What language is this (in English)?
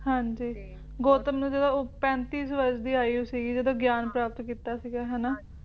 Punjabi